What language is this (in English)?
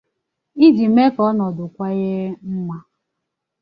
Igbo